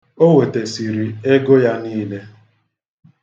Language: Igbo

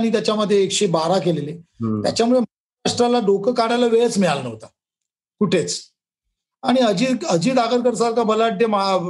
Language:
Marathi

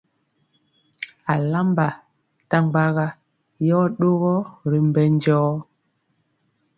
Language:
Mpiemo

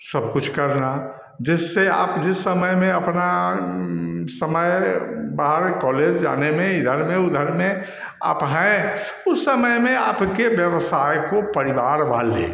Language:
Hindi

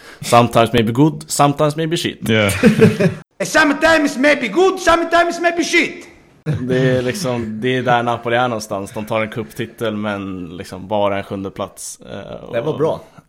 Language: Swedish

